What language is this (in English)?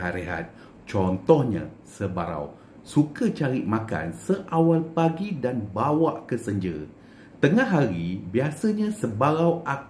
Malay